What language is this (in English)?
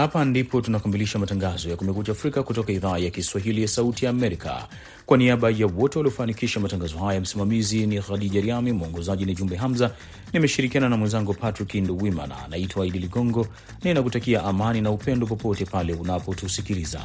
Swahili